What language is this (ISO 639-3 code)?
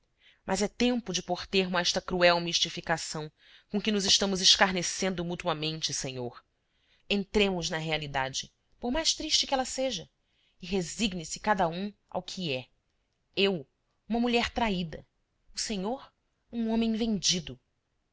por